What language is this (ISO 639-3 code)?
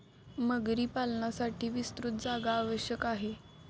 mar